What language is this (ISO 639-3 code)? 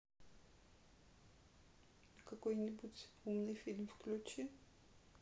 rus